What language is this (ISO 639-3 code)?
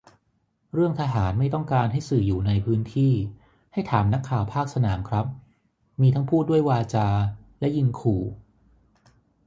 tha